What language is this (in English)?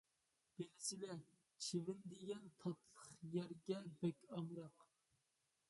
Uyghur